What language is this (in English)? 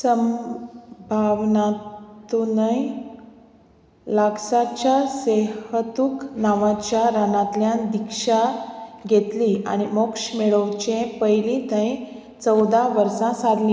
Konkani